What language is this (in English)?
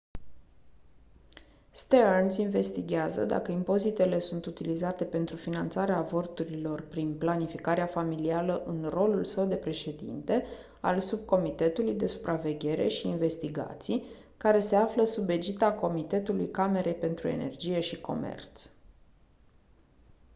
Romanian